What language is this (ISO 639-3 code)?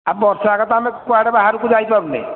ori